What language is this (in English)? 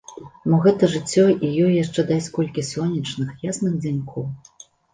Belarusian